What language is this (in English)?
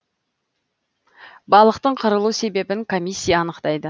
Kazakh